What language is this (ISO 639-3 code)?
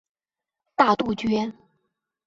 zho